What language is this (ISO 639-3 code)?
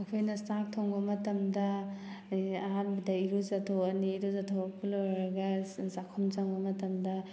mni